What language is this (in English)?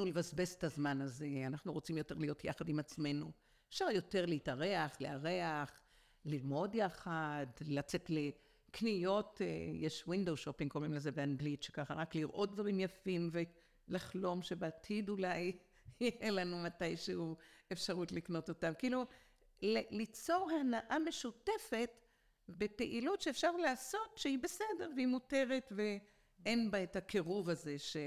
Hebrew